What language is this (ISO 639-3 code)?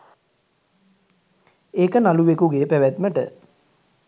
sin